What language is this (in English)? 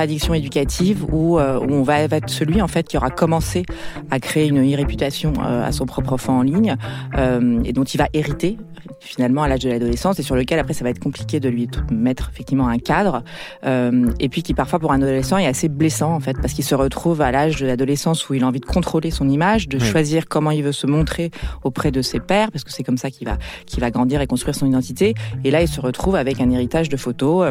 French